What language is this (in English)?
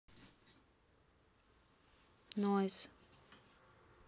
Russian